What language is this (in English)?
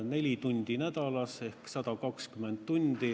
Estonian